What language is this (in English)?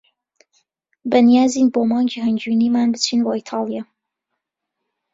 Central Kurdish